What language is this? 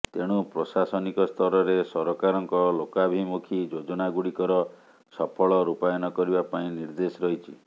Odia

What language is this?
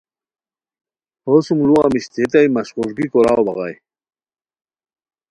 Khowar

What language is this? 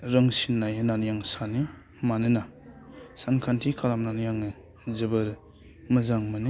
Bodo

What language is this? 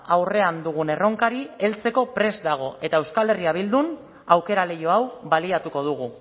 Basque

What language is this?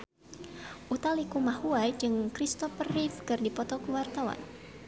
Sundanese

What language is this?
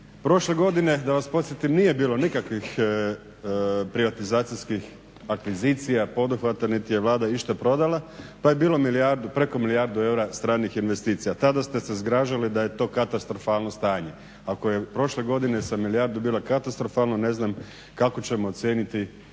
Croatian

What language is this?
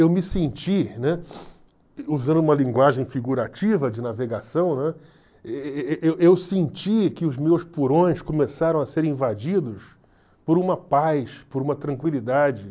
Portuguese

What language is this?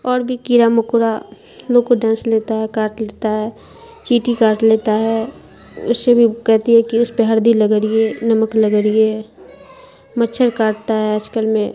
Urdu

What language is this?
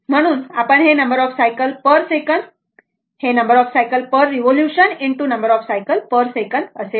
Marathi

